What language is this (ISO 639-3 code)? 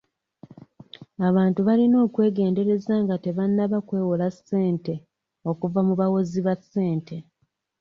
lug